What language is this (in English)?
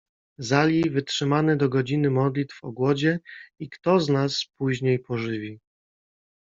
Polish